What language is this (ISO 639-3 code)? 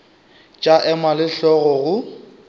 nso